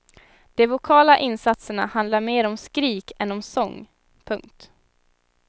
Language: Swedish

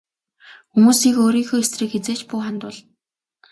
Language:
Mongolian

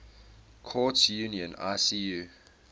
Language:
English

